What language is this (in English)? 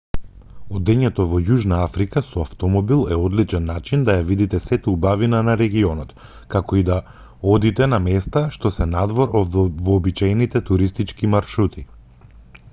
Macedonian